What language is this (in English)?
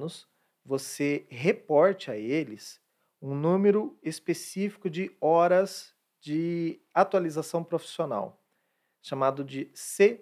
Portuguese